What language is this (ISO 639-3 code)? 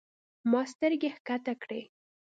pus